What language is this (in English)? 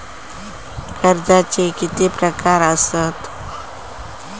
Marathi